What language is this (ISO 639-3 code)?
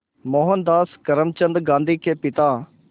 hin